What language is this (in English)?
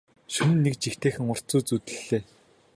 Mongolian